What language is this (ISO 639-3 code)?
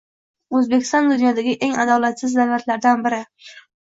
uzb